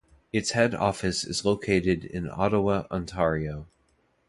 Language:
English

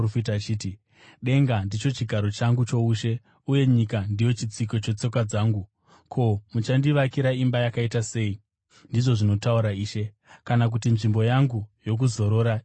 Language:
Shona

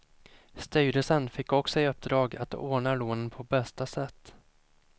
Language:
Swedish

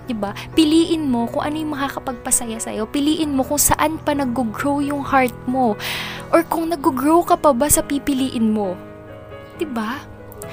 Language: Filipino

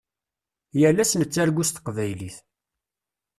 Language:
Kabyle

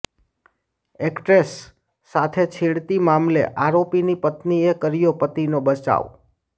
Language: Gujarati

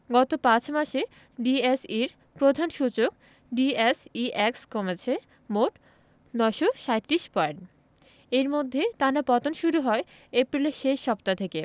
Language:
Bangla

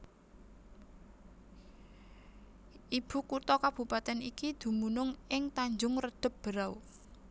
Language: Javanese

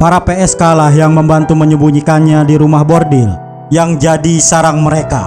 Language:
Indonesian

